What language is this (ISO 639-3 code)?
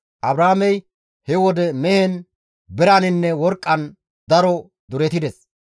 gmv